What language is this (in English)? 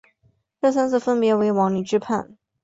Chinese